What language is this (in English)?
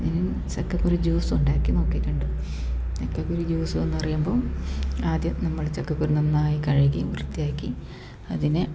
Malayalam